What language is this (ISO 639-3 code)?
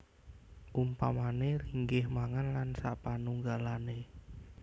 jav